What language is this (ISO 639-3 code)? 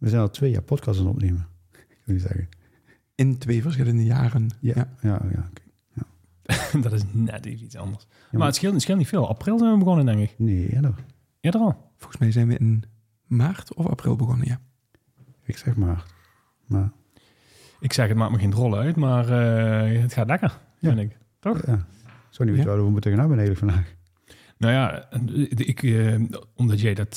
nld